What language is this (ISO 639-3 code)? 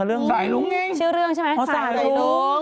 tha